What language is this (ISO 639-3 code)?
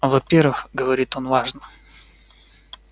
rus